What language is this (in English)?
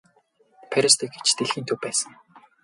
Mongolian